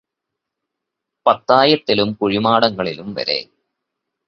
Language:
Malayalam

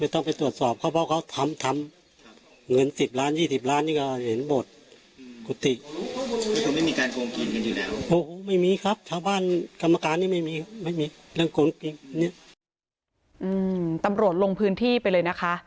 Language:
Thai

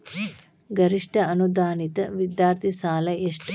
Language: Kannada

